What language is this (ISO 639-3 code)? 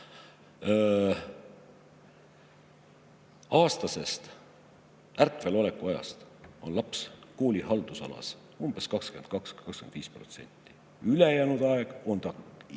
est